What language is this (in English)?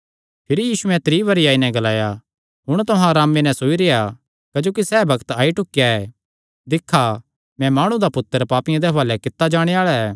Kangri